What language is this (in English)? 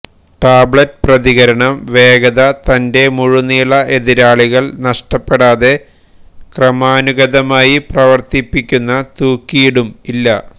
Malayalam